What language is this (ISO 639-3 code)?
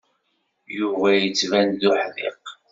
kab